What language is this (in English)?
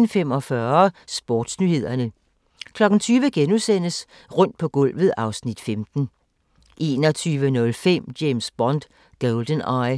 Danish